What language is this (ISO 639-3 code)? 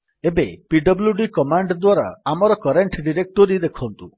ori